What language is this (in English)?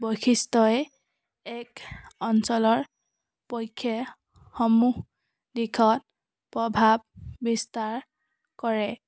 Assamese